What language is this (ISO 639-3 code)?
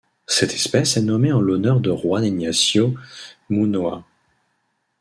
fra